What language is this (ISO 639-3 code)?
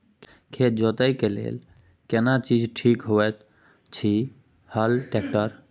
mai